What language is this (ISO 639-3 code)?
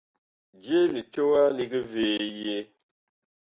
bkh